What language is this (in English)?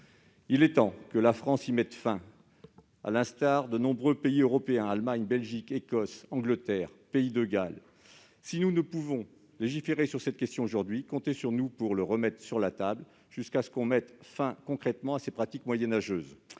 French